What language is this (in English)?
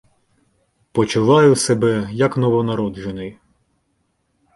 Ukrainian